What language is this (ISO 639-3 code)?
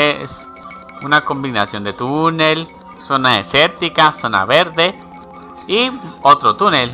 spa